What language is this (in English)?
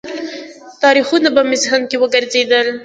Pashto